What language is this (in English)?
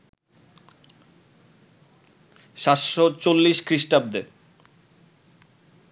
Bangla